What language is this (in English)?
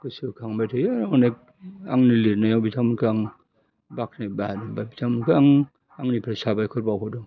Bodo